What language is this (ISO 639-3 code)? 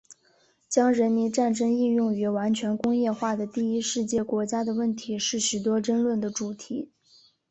zho